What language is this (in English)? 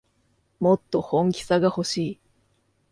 Japanese